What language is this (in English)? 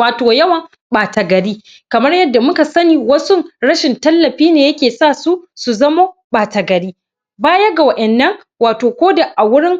Hausa